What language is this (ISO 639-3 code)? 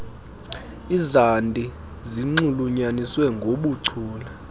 xho